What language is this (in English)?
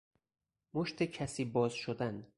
Persian